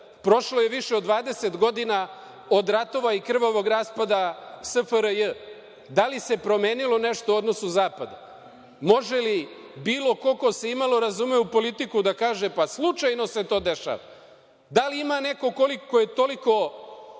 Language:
Serbian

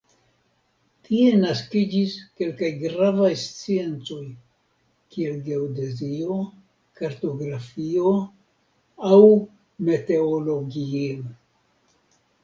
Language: Esperanto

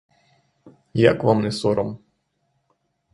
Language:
Ukrainian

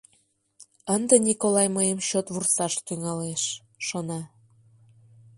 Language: Mari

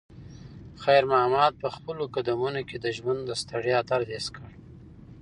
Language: Pashto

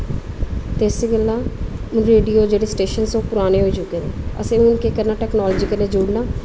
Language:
Dogri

